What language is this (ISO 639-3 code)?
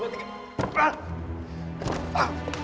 ind